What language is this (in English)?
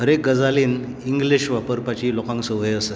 Konkani